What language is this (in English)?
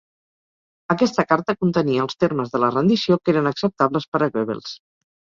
Catalan